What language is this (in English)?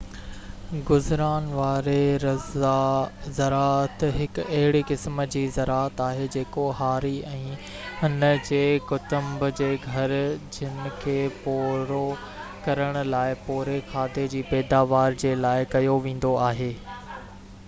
Sindhi